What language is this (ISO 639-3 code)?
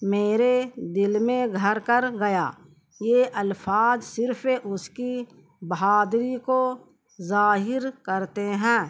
urd